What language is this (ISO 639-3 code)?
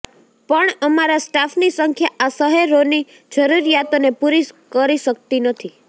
guj